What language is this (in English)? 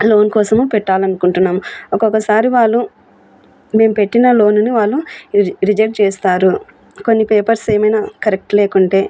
Telugu